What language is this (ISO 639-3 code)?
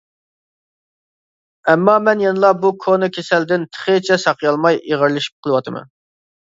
uig